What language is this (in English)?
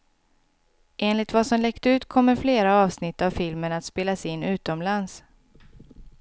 Swedish